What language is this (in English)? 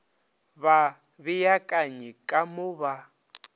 Northern Sotho